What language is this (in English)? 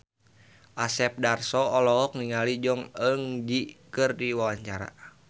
Sundanese